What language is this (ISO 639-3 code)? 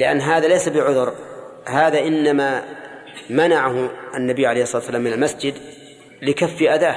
ara